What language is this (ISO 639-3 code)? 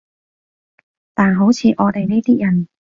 yue